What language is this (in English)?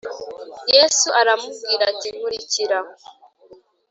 Kinyarwanda